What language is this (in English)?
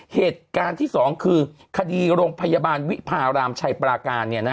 Thai